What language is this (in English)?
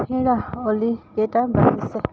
Assamese